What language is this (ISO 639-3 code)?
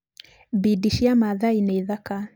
kik